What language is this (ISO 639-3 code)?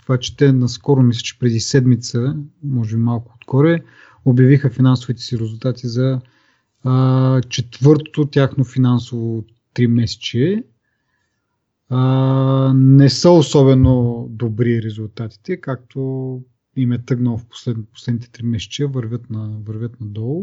bul